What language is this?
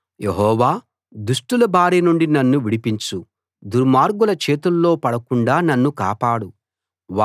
Telugu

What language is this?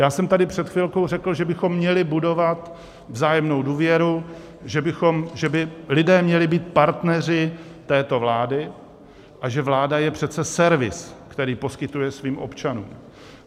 Czech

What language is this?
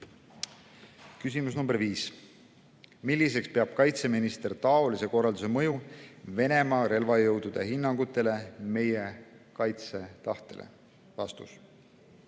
Estonian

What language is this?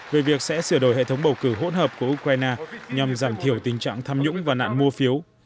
Vietnamese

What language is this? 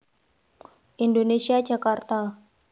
Javanese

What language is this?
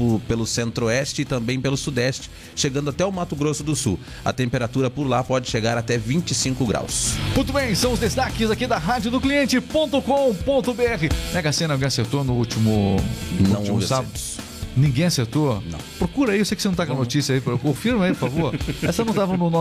Portuguese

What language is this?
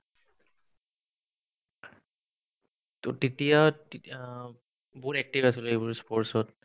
Assamese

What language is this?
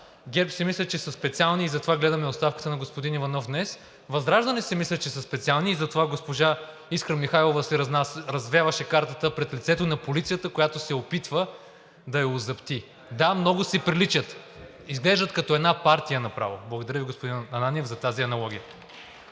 Bulgarian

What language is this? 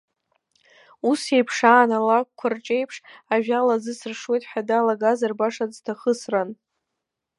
Abkhazian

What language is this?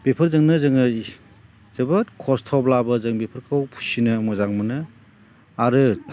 Bodo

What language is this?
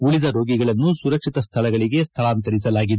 Kannada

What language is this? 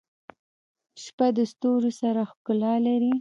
Pashto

